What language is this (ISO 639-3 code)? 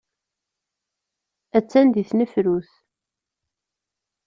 kab